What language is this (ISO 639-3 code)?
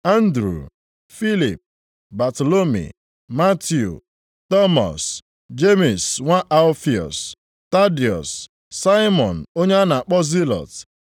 ibo